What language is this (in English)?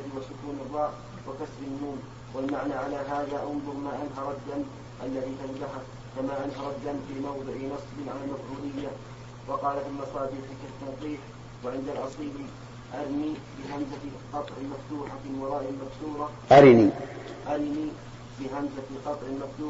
Arabic